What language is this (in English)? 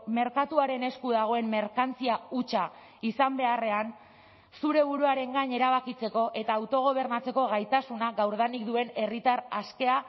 Basque